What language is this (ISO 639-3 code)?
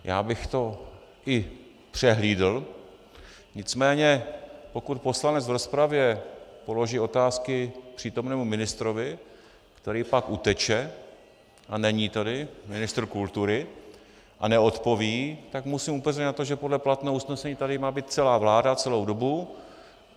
ces